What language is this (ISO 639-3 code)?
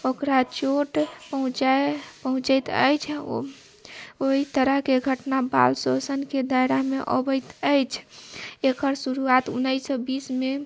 mai